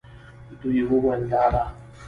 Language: Pashto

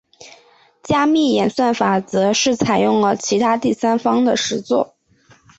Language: Chinese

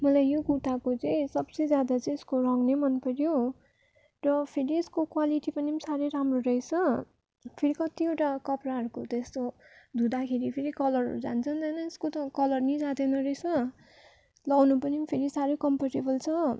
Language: Nepali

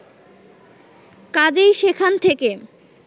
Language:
Bangla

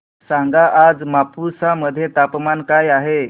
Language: Marathi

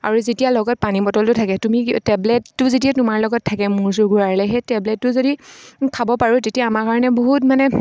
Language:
Assamese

